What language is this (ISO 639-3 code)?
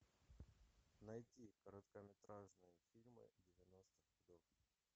rus